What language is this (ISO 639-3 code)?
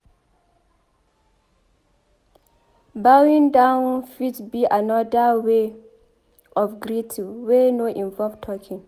pcm